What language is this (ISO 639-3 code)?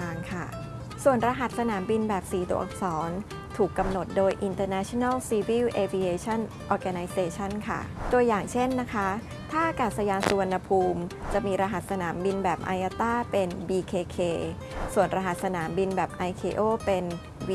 tha